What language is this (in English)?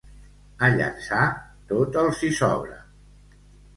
Catalan